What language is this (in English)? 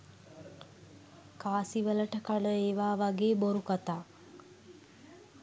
Sinhala